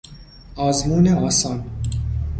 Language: Persian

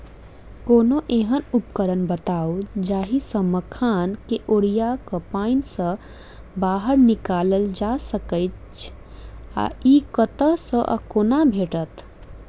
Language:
Maithili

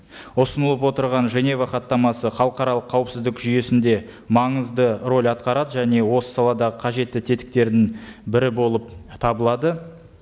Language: Kazakh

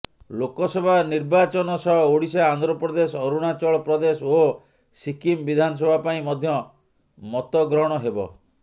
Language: Odia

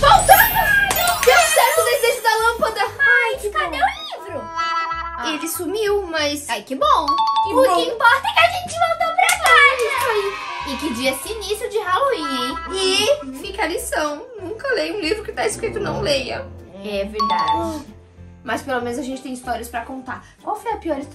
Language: Portuguese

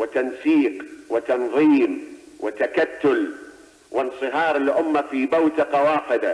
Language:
Arabic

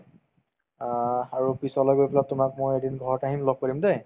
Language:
Assamese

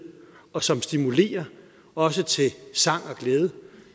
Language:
Danish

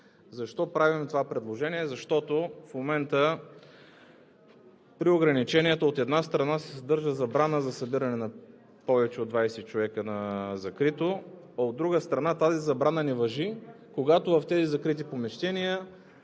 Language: Bulgarian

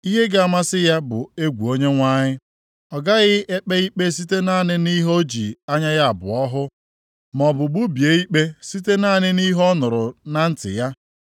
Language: Igbo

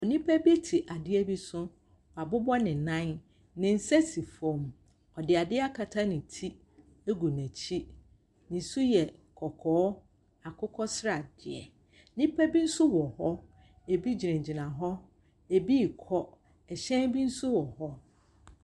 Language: Akan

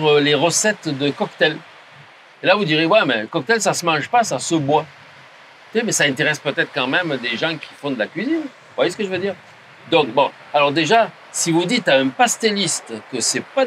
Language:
French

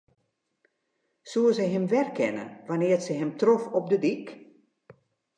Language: Western Frisian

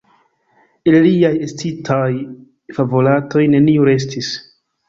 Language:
Esperanto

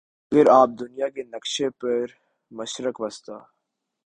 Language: Urdu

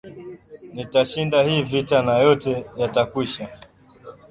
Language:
Swahili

